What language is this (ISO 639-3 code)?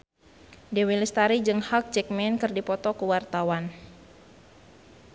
sun